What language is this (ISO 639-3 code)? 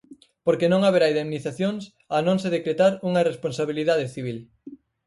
glg